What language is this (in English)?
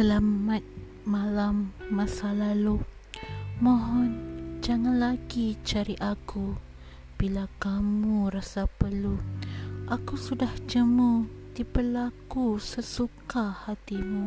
Malay